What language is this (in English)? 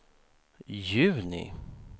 Swedish